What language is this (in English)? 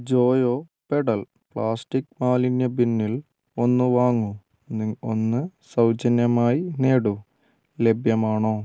Malayalam